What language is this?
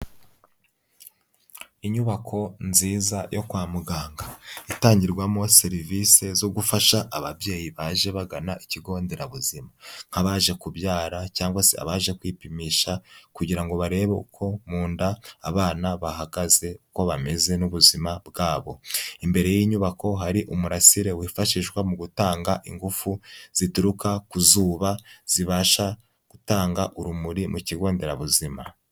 Kinyarwanda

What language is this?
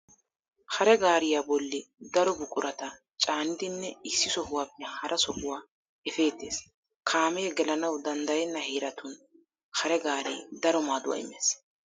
Wolaytta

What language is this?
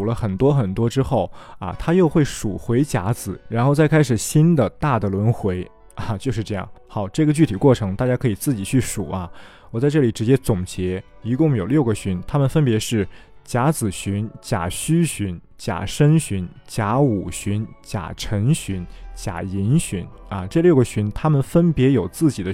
Chinese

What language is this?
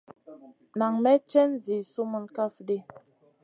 Masana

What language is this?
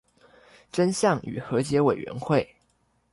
Chinese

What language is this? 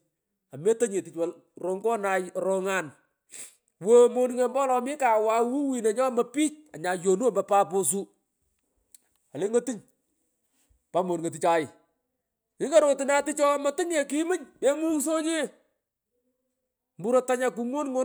Pökoot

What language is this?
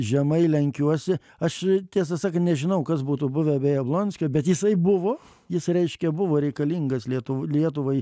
Lithuanian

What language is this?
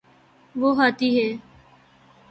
Urdu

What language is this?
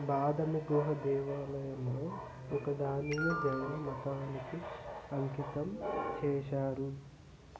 Telugu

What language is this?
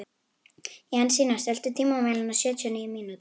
Icelandic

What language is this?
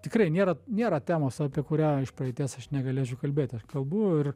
Lithuanian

